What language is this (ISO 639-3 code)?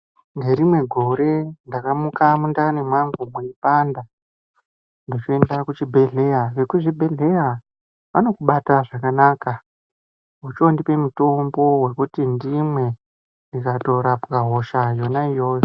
ndc